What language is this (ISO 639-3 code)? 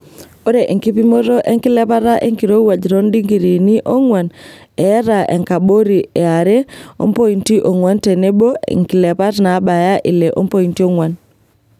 mas